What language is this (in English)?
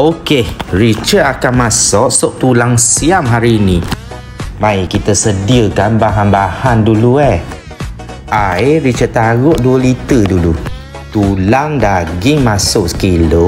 Malay